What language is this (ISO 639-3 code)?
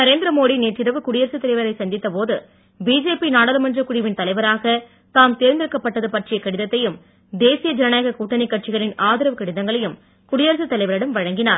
tam